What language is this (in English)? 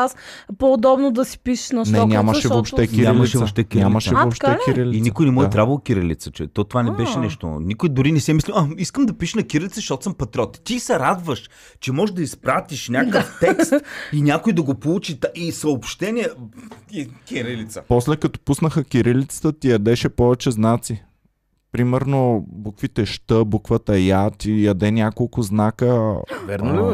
Bulgarian